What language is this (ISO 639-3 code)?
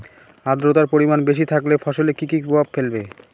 ben